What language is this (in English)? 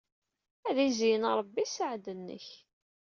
Kabyle